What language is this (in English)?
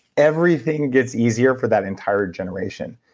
English